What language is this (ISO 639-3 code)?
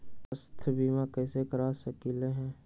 mag